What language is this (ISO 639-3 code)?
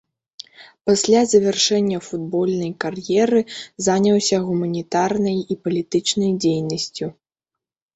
bel